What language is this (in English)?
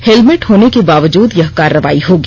Hindi